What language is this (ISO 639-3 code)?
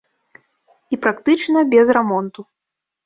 bel